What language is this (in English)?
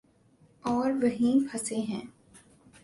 Urdu